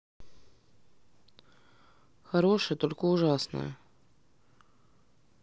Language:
Russian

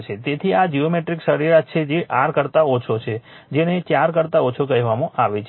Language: Gujarati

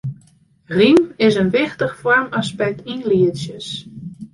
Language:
Western Frisian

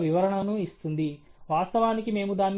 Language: Telugu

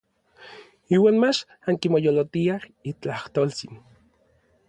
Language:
Orizaba Nahuatl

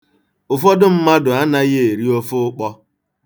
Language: Igbo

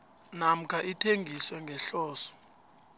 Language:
South Ndebele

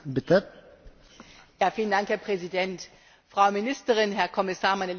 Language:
German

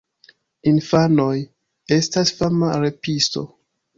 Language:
Esperanto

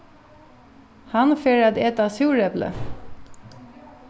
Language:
Faroese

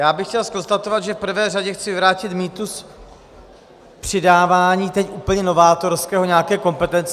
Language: Czech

